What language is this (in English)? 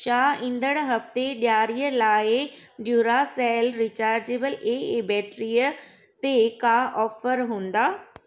Sindhi